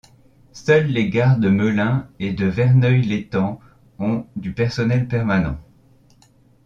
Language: French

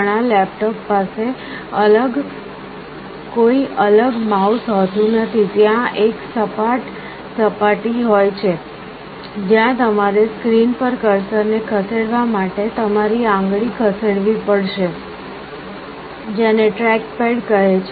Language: Gujarati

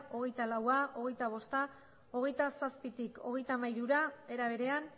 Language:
Basque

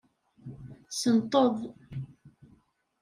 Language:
Kabyle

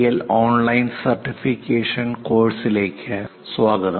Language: Malayalam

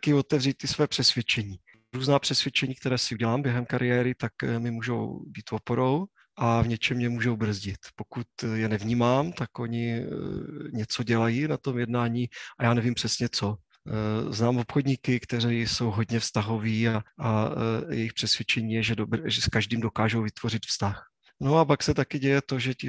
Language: Czech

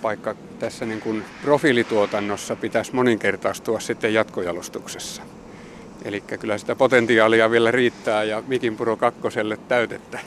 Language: Finnish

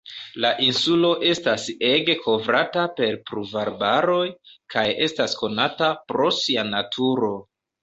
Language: Esperanto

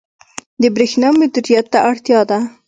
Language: Pashto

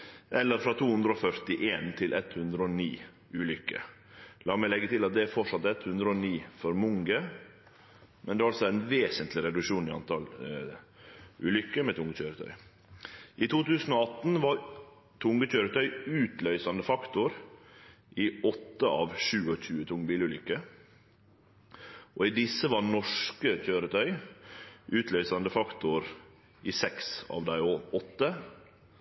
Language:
Norwegian Nynorsk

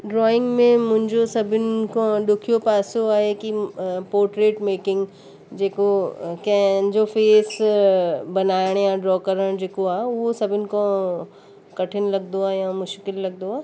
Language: Sindhi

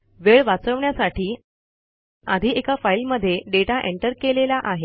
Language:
Marathi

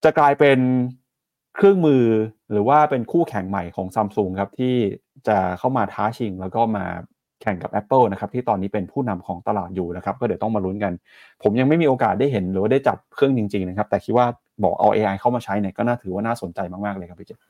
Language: Thai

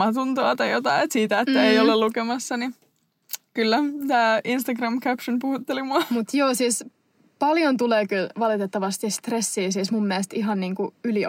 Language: Finnish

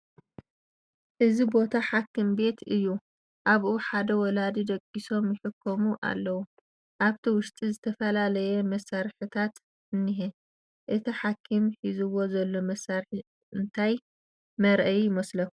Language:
Tigrinya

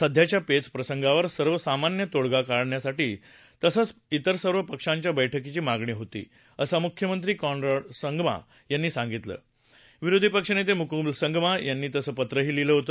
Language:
Marathi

